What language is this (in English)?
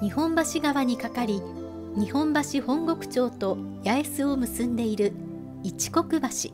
Japanese